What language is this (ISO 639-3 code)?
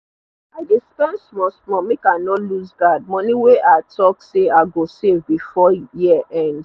pcm